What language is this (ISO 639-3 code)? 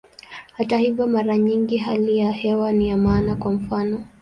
swa